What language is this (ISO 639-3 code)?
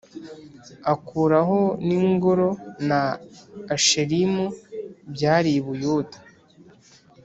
kin